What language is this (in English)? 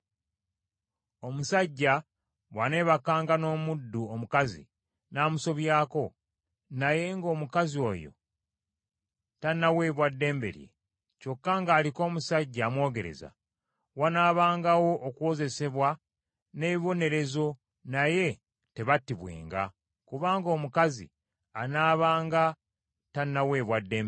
Ganda